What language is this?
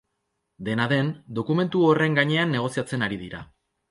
Basque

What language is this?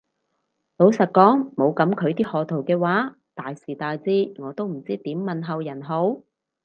Cantonese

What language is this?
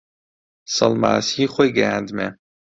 Central Kurdish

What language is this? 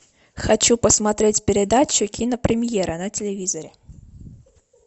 Russian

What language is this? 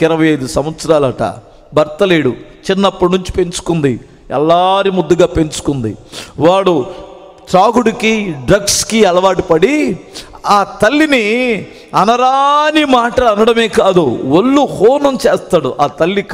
Telugu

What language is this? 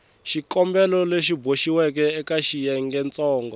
Tsonga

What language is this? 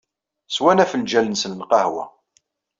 Kabyle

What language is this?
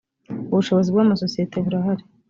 Kinyarwanda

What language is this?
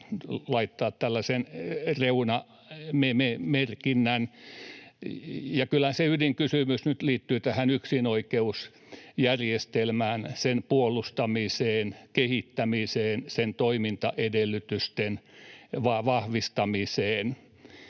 Finnish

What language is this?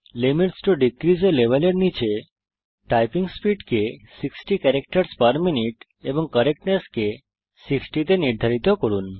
Bangla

